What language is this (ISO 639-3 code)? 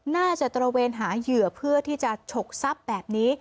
tha